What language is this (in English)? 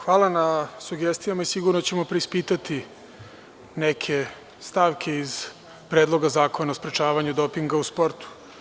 Serbian